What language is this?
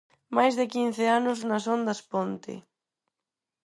Galician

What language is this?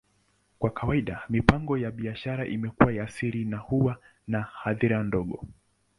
Swahili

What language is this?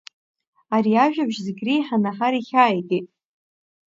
Abkhazian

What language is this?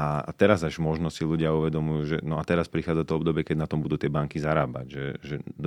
Slovak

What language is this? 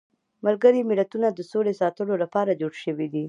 Pashto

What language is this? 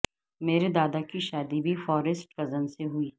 Urdu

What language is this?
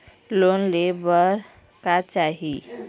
Chhattisgarhi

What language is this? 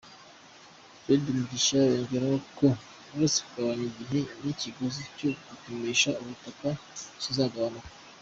Kinyarwanda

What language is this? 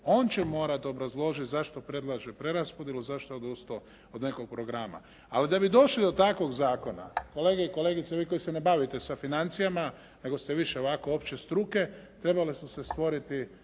Croatian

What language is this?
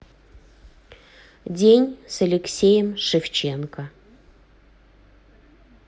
Russian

